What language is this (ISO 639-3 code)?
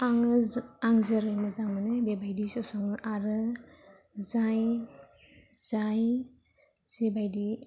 brx